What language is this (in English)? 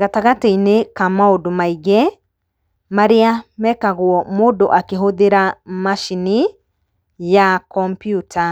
Kikuyu